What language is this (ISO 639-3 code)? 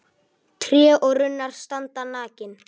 isl